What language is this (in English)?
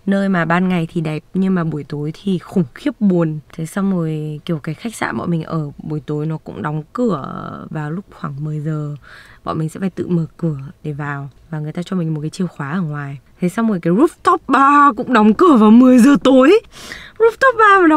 Vietnamese